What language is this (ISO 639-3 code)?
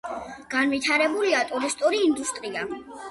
kat